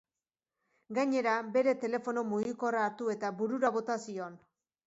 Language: Basque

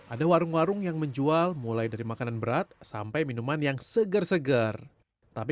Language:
Indonesian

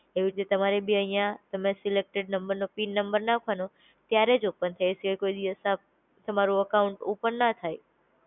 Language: Gujarati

